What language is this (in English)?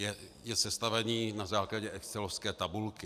Czech